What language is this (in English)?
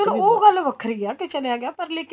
Punjabi